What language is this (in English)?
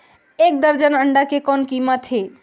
Chhattisgarhi